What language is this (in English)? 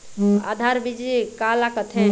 Chhattisgarhi